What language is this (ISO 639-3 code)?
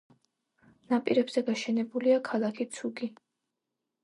kat